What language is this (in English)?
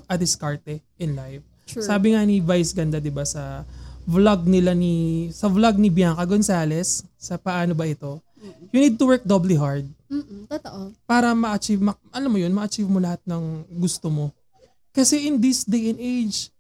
Filipino